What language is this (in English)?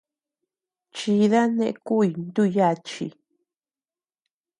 Tepeuxila Cuicatec